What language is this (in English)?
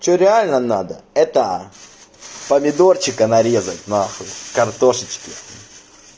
Russian